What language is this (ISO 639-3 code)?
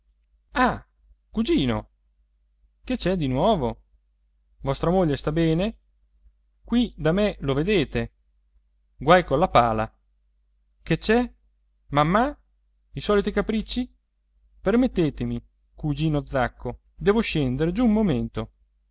ita